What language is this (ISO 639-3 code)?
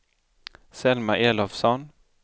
swe